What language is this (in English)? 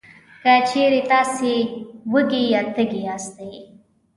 Pashto